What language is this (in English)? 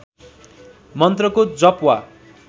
Nepali